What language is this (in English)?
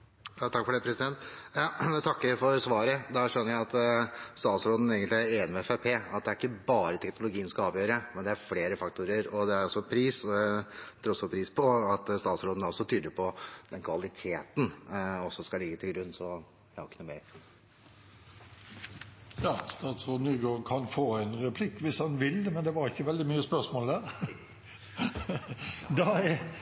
Norwegian